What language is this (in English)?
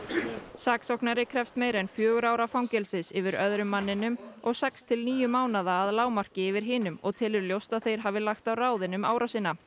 Icelandic